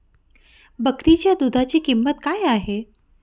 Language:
Marathi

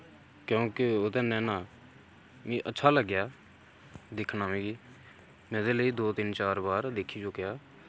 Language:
Dogri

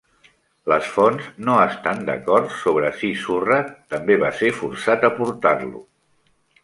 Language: Catalan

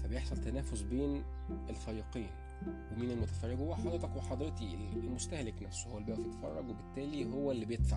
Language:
Arabic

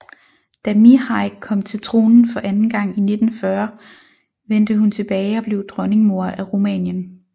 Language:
Danish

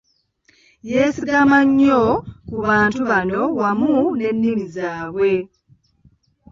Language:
Ganda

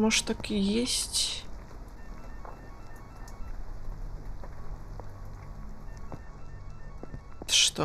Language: Russian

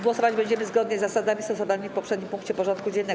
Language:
Polish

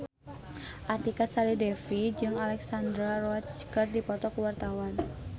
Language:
Sundanese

